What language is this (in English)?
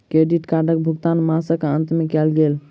Maithili